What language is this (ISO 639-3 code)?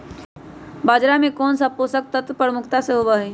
mag